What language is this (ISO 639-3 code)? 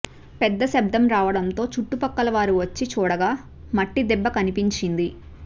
tel